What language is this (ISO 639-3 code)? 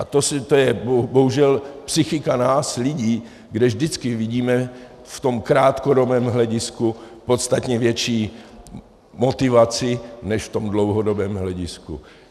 ces